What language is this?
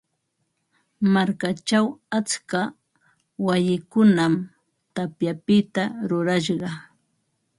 Ambo-Pasco Quechua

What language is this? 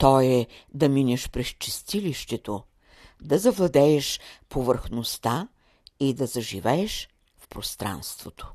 Bulgarian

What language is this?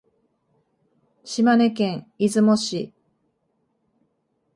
Japanese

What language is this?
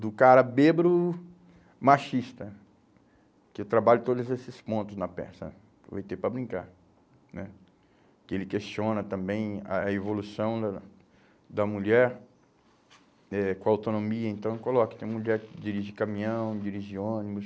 Portuguese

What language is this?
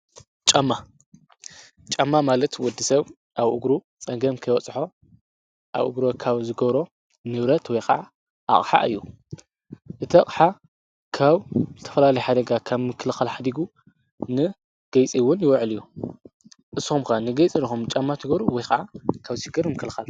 Tigrinya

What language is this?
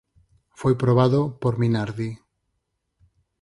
Galician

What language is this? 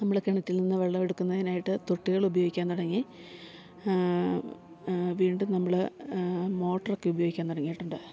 Malayalam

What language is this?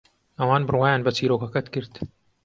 Central Kurdish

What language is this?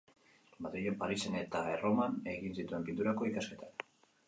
Basque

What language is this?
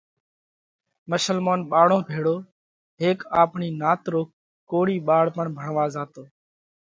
Parkari Koli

